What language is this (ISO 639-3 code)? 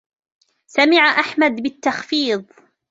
ara